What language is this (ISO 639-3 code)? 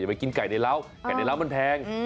tha